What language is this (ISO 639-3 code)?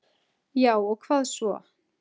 isl